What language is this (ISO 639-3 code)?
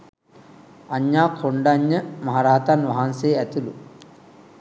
sin